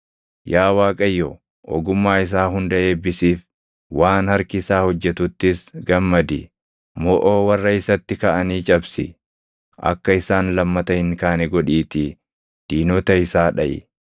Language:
Oromo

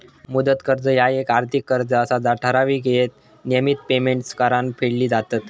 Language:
Marathi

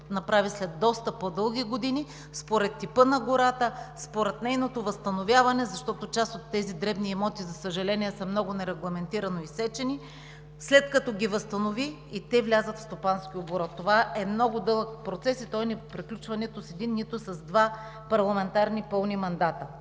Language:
Bulgarian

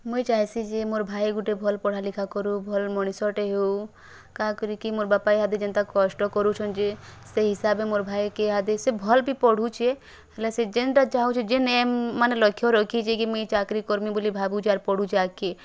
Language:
Odia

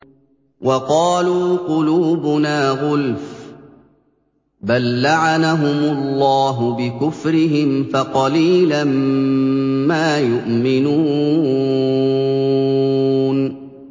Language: Arabic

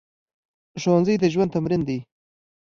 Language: Pashto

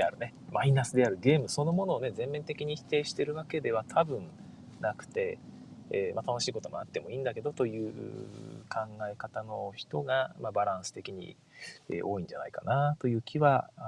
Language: Japanese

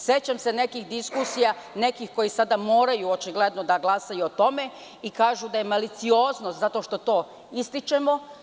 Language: Serbian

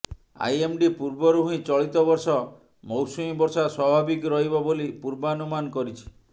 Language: Odia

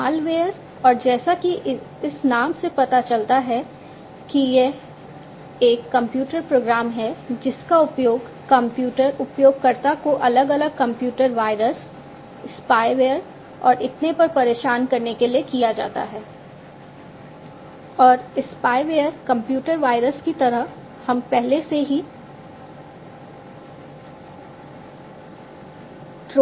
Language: Hindi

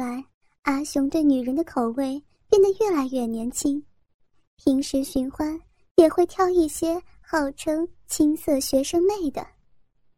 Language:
Chinese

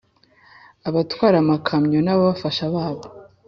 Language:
Kinyarwanda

